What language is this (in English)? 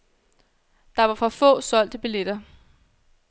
Danish